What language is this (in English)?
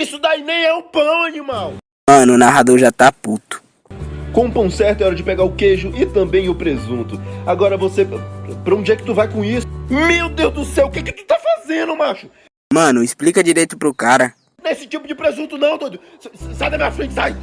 Portuguese